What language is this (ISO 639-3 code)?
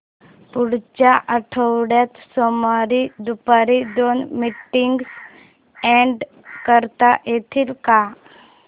mar